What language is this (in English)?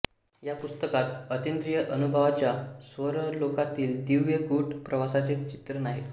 Marathi